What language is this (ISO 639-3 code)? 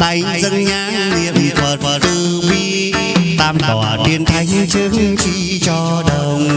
vie